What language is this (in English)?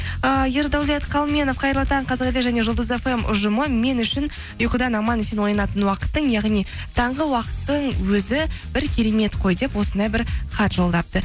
Kazakh